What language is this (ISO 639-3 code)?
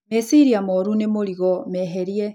kik